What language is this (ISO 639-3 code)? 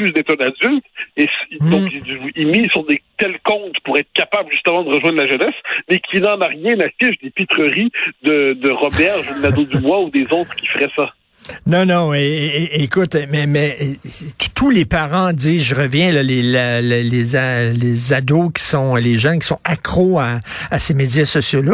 fra